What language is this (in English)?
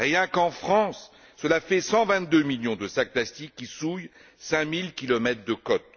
French